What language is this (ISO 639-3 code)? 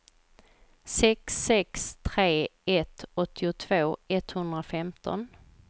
swe